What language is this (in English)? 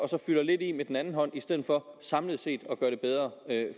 Danish